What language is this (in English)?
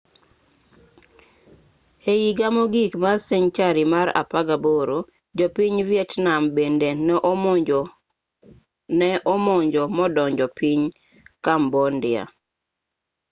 Luo (Kenya and Tanzania)